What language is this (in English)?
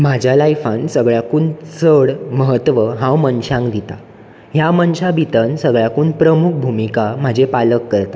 Konkani